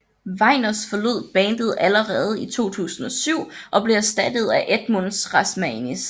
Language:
Danish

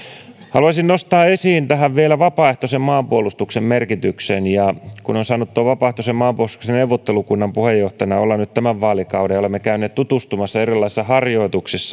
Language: Finnish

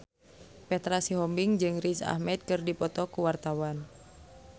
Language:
Sundanese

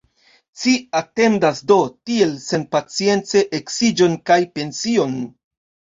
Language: Esperanto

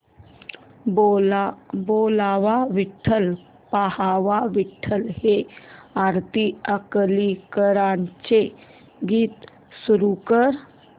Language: Marathi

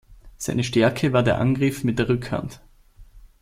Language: German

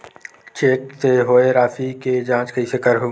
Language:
Chhattisgarhi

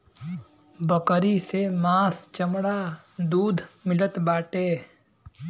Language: Bhojpuri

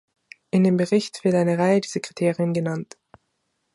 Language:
German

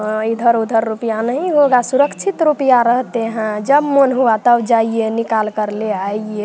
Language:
Hindi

